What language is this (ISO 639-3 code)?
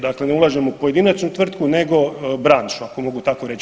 hrv